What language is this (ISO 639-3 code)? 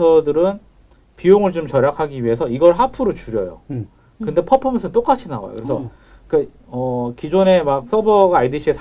kor